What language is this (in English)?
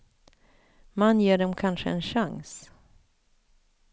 Swedish